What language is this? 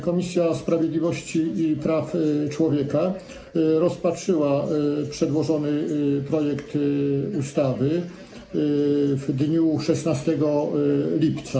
Polish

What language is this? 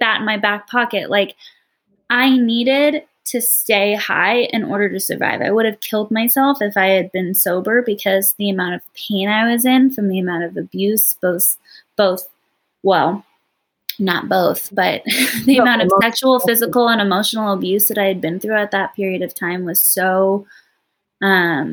English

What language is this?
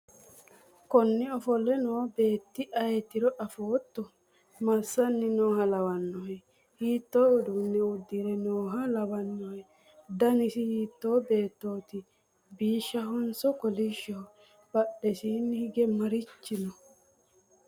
Sidamo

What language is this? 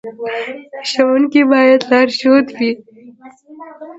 Pashto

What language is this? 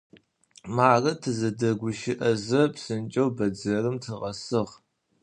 Adyghe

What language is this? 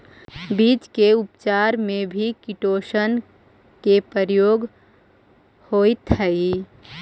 Magahi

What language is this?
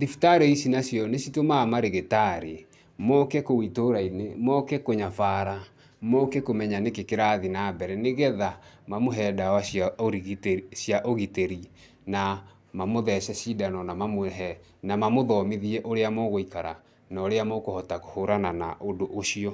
Kikuyu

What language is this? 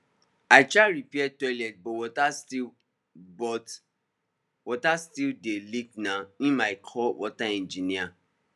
Nigerian Pidgin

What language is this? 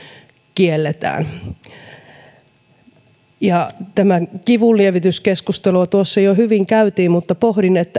Finnish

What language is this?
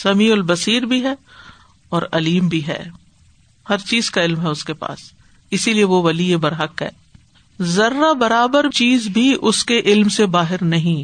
Urdu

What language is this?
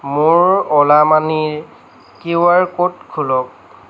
Assamese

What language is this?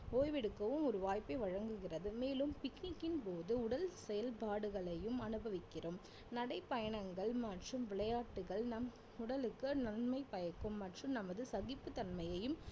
Tamil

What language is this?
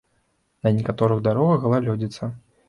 Belarusian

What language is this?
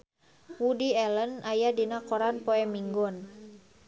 Sundanese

